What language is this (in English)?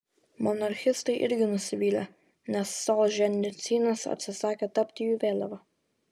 Lithuanian